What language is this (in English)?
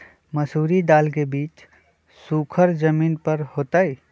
Magahi